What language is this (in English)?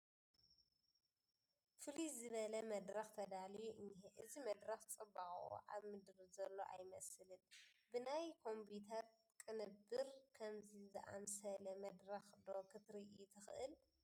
Tigrinya